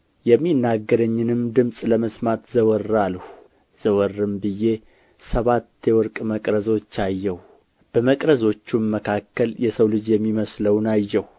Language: Amharic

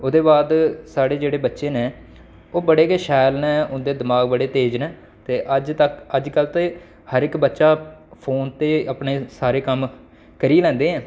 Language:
Dogri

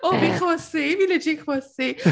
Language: Welsh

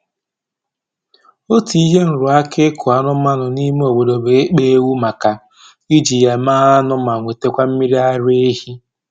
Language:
Igbo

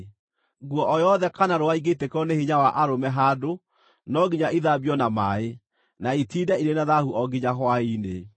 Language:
Kikuyu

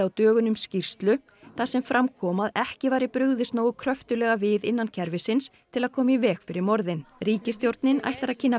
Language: Icelandic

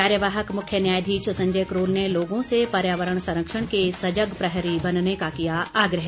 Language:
Hindi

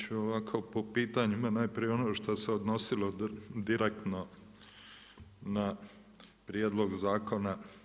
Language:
Croatian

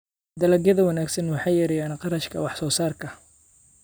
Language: Somali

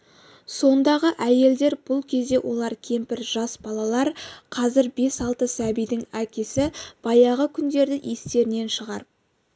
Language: Kazakh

